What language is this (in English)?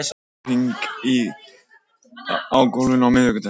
Icelandic